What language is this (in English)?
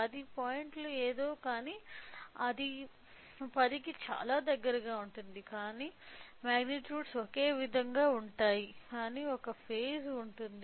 Telugu